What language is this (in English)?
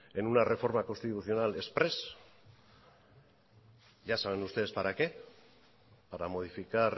Spanish